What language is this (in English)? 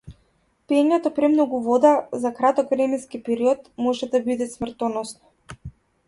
Macedonian